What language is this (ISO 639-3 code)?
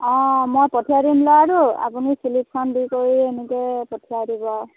asm